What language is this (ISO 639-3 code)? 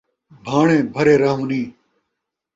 skr